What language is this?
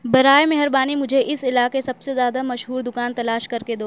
Urdu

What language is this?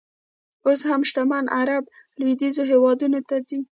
Pashto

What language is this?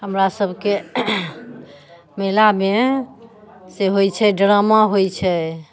Maithili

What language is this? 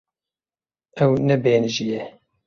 Kurdish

